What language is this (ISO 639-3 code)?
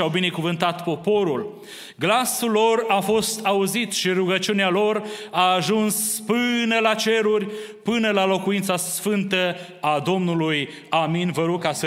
ron